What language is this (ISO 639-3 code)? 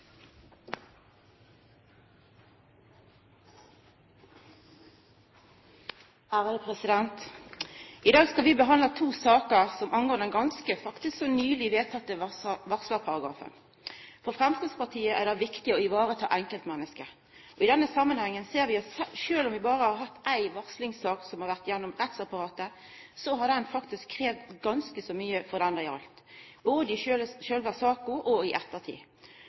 nor